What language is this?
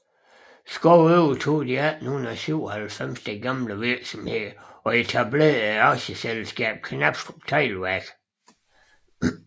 Danish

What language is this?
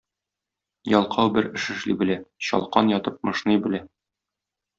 Tatar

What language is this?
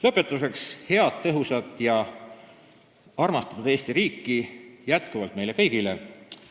Estonian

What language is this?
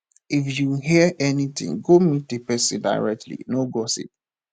Nigerian Pidgin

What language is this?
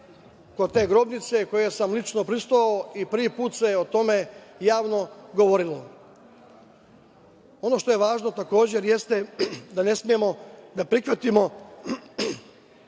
Serbian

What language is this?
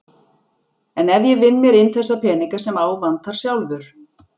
Icelandic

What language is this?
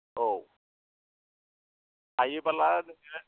Bodo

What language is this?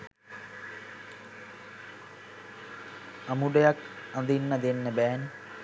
Sinhala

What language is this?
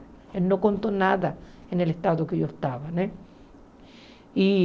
Portuguese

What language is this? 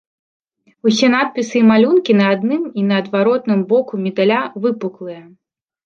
Belarusian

